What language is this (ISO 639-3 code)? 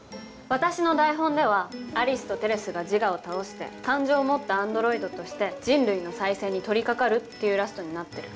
jpn